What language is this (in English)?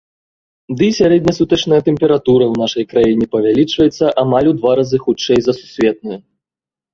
Belarusian